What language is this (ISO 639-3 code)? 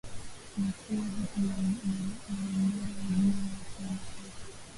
swa